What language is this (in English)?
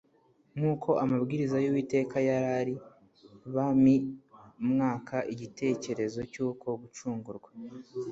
Kinyarwanda